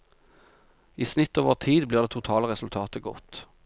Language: Norwegian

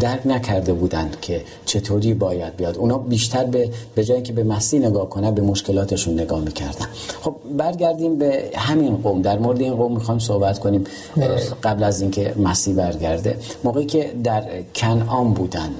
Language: Persian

